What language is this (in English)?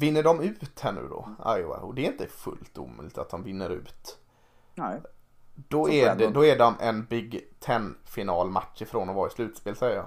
Swedish